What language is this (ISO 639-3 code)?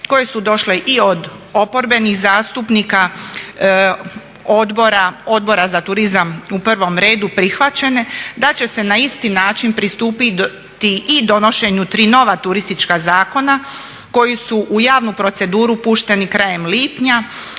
hrv